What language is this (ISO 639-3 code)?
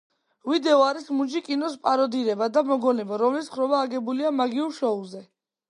kat